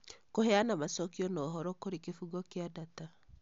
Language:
Kikuyu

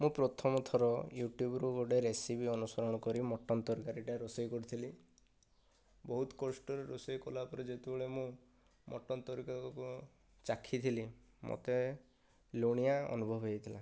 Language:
Odia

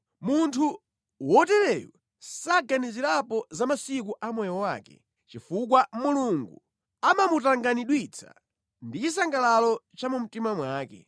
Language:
Nyanja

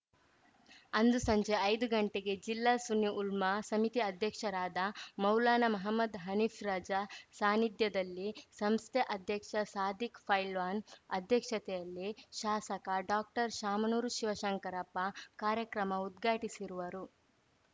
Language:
Kannada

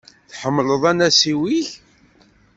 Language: Kabyle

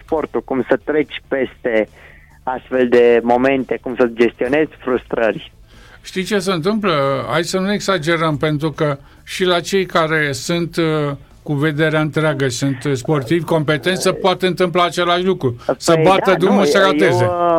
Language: Romanian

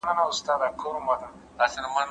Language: Pashto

